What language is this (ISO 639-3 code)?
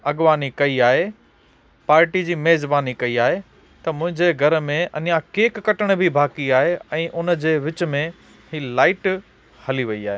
snd